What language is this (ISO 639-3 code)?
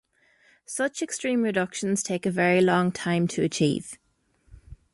eng